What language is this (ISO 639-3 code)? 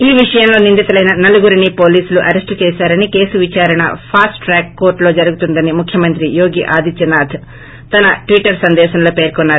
tel